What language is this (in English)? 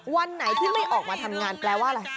Thai